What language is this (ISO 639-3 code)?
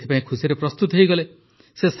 ori